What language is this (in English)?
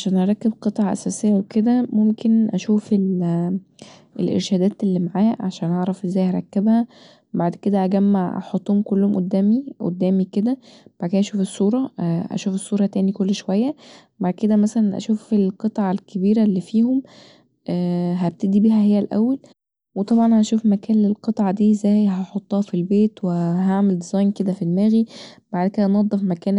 Egyptian Arabic